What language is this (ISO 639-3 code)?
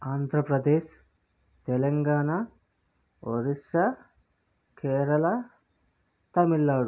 tel